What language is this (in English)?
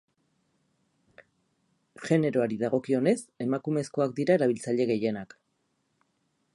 Basque